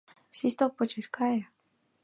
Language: Mari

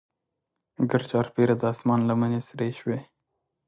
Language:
Pashto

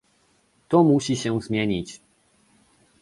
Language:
Polish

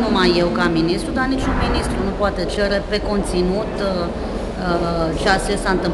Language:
Romanian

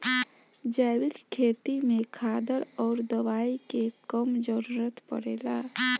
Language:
Bhojpuri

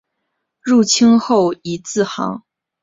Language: Chinese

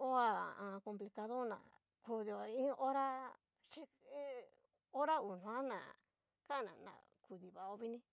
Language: Cacaloxtepec Mixtec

